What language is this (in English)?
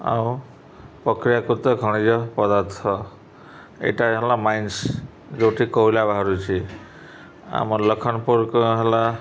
Odia